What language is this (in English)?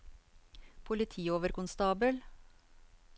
Norwegian